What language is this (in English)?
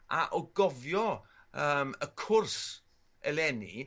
Welsh